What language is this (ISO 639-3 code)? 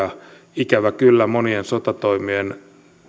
fin